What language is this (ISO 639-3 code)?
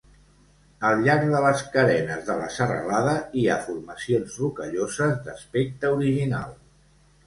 cat